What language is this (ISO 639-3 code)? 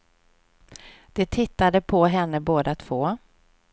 swe